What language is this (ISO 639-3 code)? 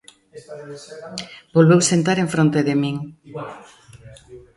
glg